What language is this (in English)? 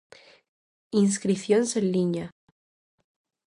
Galician